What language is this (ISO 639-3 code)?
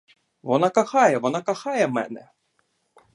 ukr